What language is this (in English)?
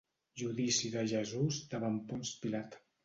Catalan